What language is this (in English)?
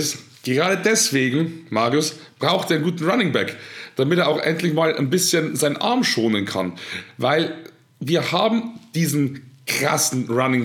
German